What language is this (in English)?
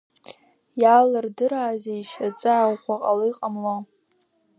Abkhazian